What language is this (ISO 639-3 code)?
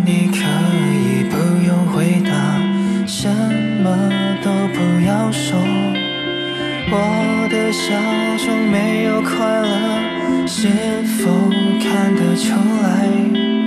vie